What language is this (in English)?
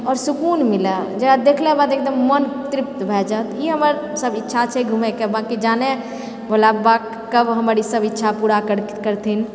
Maithili